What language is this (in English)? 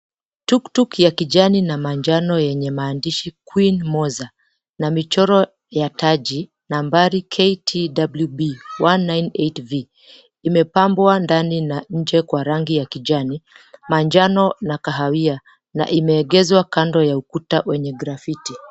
Swahili